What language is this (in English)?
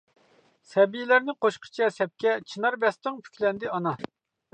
Uyghur